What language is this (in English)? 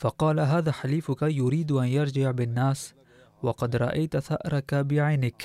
Arabic